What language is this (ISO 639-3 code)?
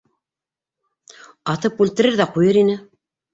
bak